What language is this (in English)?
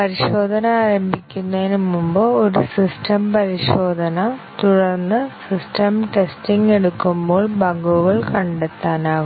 Malayalam